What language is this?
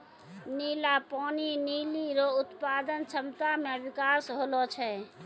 Maithili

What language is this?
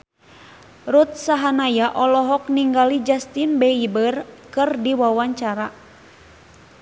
Sundanese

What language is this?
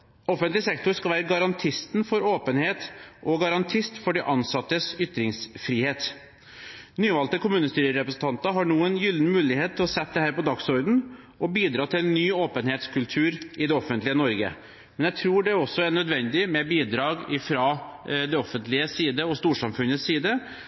Norwegian Bokmål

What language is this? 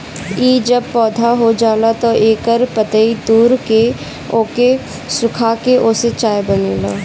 Bhojpuri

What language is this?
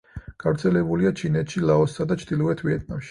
Georgian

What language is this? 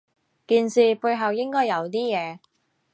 Cantonese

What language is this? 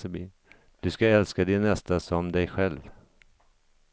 Swedish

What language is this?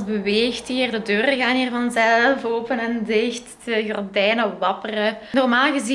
Dutch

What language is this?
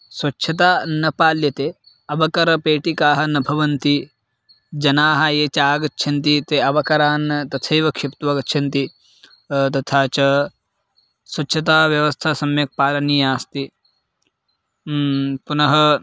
Sanskrit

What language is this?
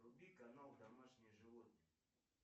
Russian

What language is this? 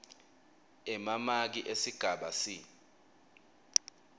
Swati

